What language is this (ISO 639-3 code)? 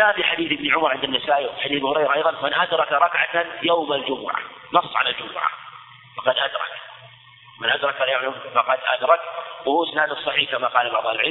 ara